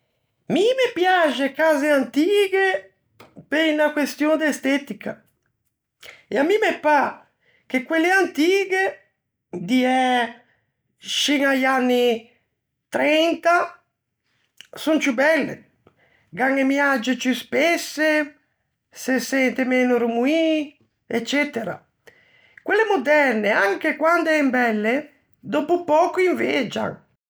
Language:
Ligurian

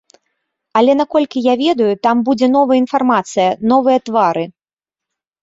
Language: Belarusian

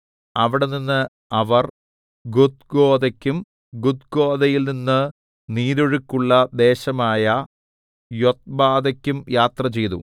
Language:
Malayalam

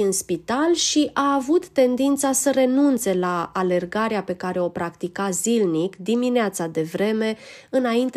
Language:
Romanian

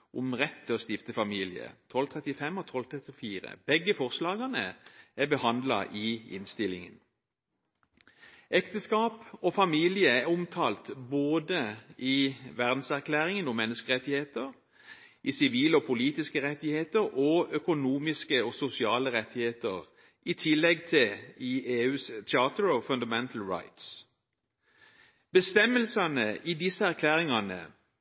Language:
Norwegian Bokmål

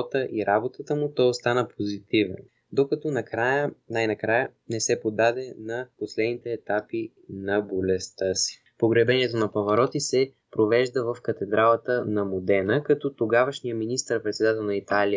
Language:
Bulgarian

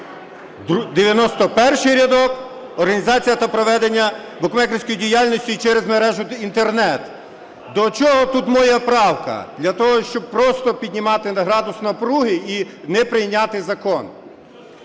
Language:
Ukrainian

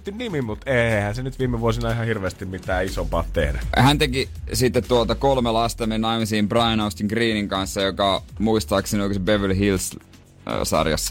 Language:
Finnish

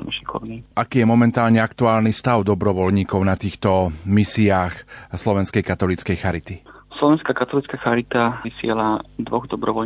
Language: Slovak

